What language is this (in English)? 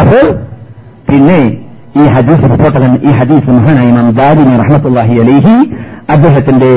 Malayalam